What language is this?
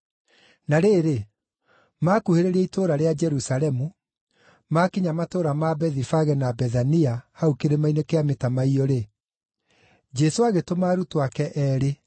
Kikuyu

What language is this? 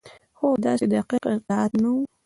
Pashto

